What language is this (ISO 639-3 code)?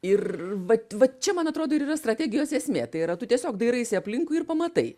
lit